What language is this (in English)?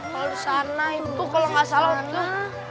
Indonesian